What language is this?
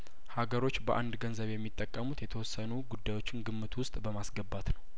Amharic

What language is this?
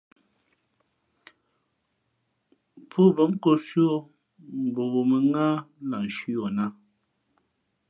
Fe'fe'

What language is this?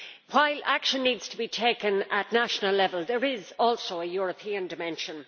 English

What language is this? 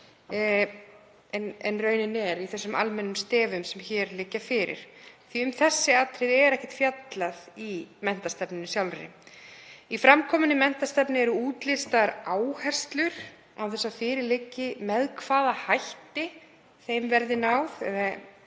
Icelandic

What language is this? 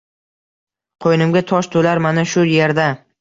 Uzbek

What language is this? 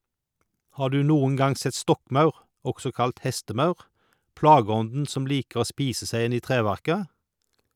Norwegian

